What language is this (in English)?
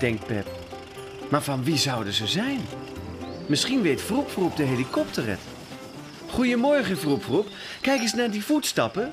Dutch